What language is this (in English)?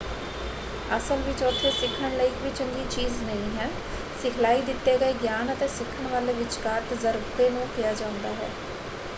Punjabi